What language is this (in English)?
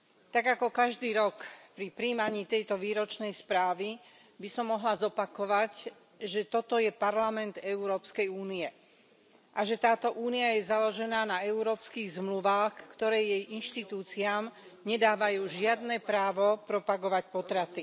Slovak